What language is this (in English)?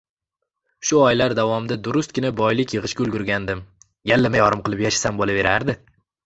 Uzbek